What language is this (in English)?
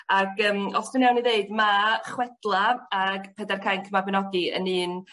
Welsh